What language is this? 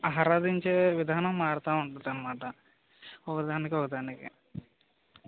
Telugu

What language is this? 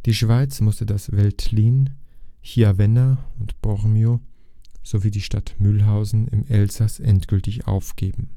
German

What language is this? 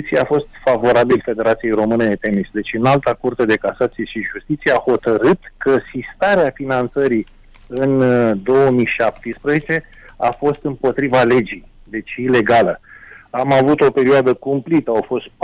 Romanian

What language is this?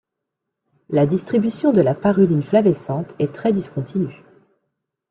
French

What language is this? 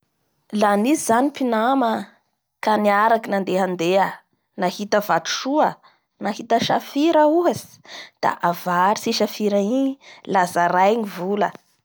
Bara Malagasy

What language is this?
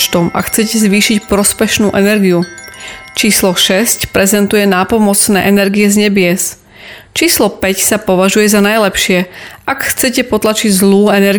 Slovak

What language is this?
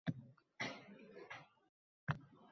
Uzbek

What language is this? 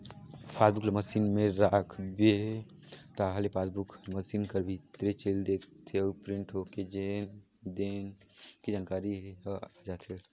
Chhattisgarhi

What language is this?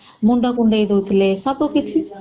Odia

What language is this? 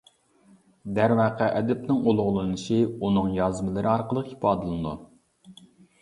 Uyghur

